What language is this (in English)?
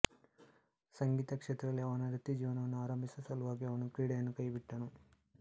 Kannada